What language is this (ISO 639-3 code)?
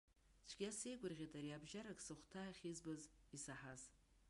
abk